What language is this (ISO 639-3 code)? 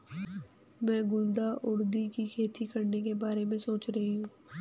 hin